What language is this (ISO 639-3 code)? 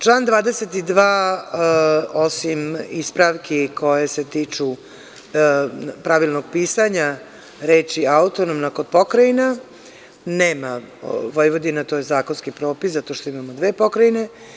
srp